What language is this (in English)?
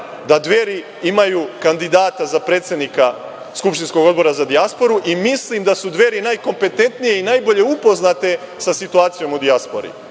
Serbian